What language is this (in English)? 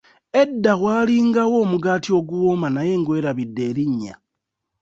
Ganda